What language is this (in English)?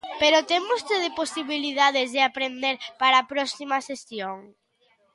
Galician